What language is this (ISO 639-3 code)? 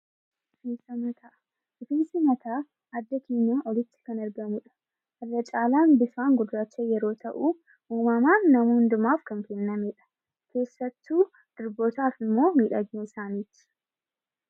orm